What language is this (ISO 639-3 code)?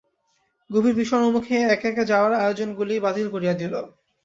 ben